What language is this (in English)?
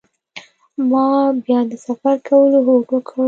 Pashto